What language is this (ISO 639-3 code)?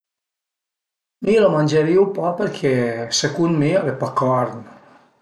pms